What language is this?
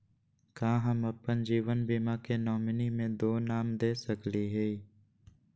Magahi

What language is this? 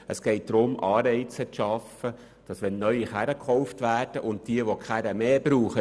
Swiss German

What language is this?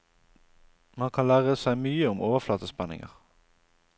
Norwegian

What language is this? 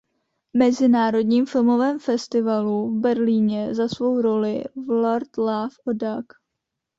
Czech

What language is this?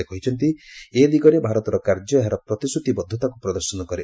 Odia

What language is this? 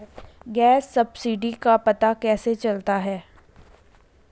Hindi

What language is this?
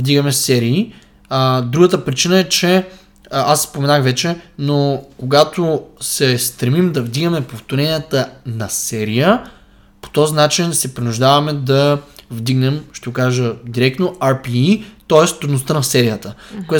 Bulgarian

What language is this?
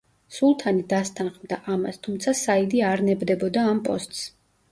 Georgian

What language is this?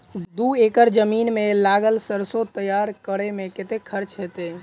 Maithili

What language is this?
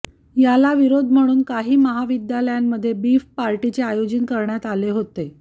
Marathi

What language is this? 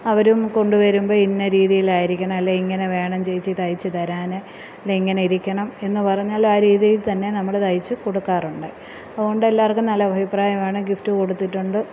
Malayalam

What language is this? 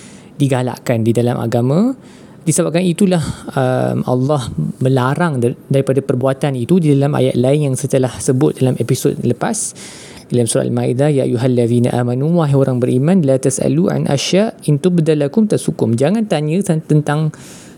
Malay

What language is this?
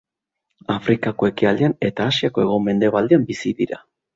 Basque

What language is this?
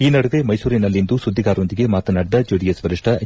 Kannada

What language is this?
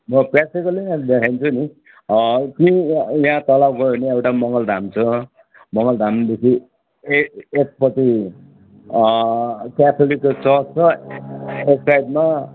Nepali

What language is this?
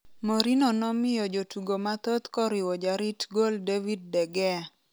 Luo (Kenya and Tanzania)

